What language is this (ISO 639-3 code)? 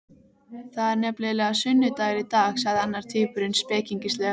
isl